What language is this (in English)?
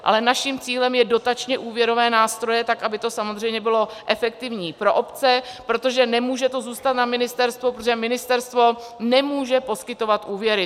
Czech